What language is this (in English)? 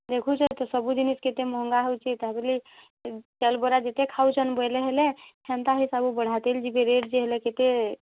Odia